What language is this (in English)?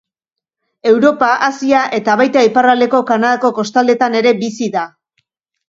Basque